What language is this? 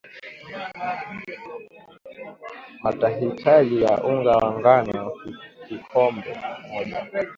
Swahili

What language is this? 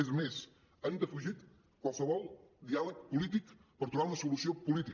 Catalan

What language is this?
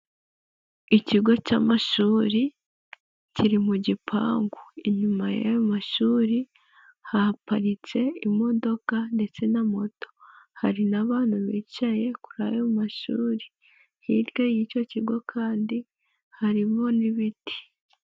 Kinyarwanda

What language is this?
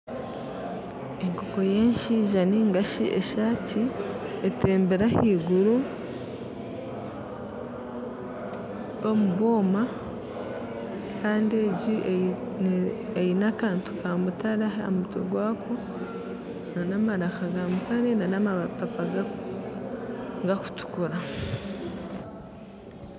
Nyankole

